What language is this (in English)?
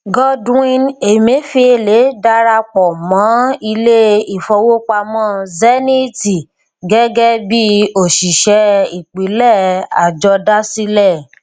Yoruba